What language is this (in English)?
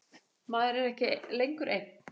Icelandic